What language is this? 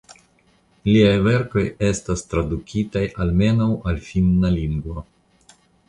Esperanto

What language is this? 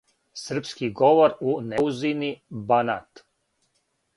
Serbian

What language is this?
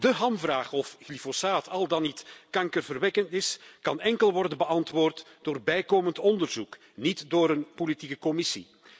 Dutch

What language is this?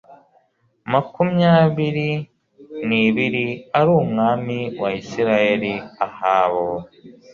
Kinyarwanda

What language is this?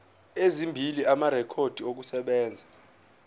Zulu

